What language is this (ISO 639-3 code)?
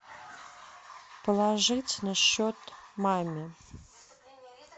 rus